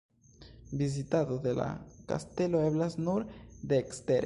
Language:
Esperanto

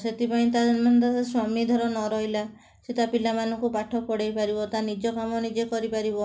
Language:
Odia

